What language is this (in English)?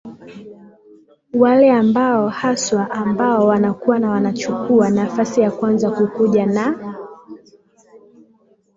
Swahili